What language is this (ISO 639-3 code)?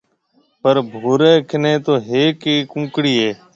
mve